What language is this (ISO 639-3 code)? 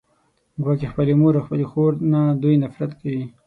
pus